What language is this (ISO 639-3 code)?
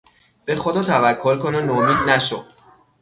fas